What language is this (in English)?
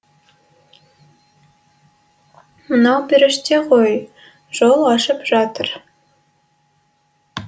Kazakh